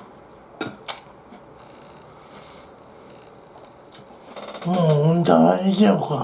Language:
Japanese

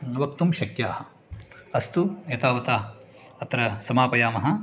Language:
Sanskrit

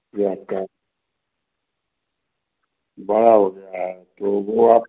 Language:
Hindi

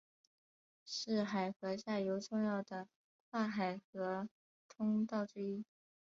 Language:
Chinese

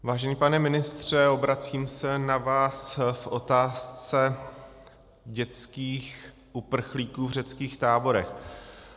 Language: Czech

